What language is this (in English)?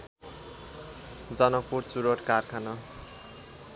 Nepali